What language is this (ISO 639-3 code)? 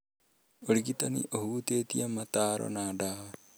kik